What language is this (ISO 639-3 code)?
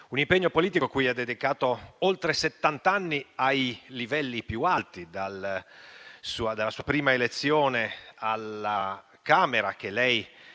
ita